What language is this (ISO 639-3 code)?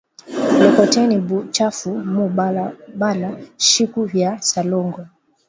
swa